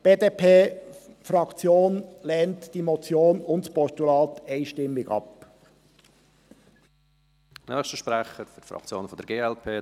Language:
Swiss German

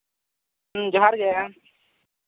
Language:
Santali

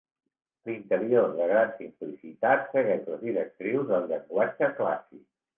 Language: Catalan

